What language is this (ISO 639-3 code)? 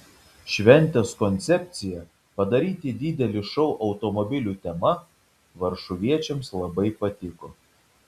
lit